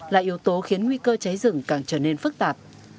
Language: Vietnamese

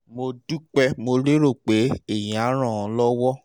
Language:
Yoruba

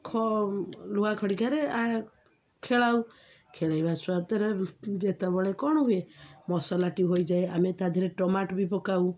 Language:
Odia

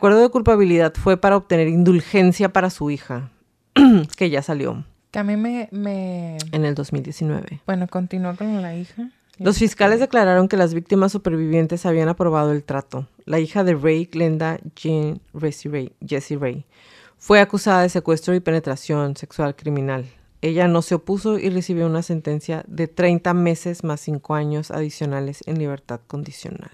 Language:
Spanish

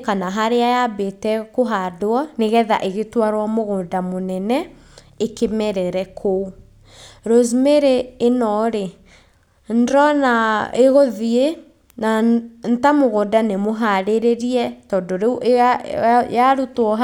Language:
Kikuyu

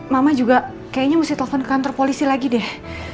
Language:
Indonesian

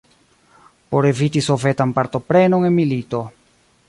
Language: Esperanto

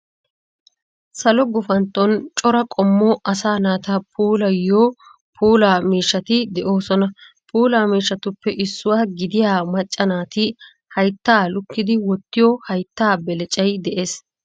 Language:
Wolaytta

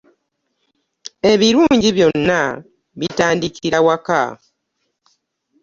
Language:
Ganda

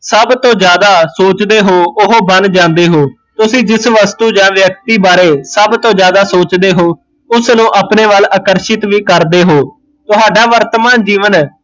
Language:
Punjabi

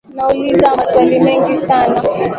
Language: Swahili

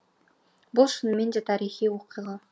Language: Kazakh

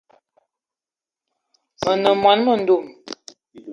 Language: Eton (Cameroon)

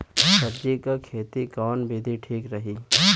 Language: Bhojpuri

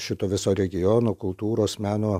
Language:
Lithuanian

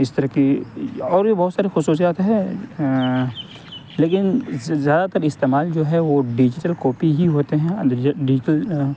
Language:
Urdu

